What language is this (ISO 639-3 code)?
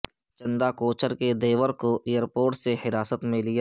urd